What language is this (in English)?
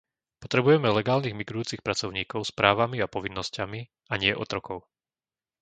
Slovak